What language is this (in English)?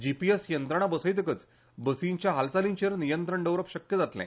Konkani